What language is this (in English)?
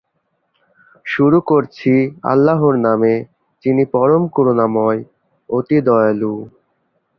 Bangla